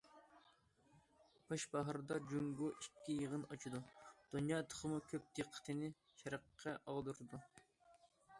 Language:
Uyghur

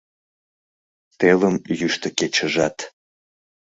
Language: Mari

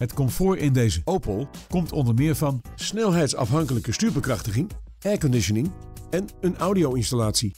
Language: Dutch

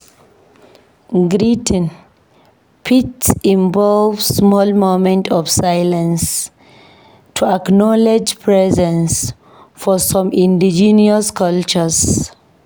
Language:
Nigerian Pidgin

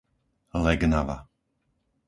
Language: Slovak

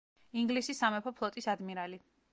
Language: Georgian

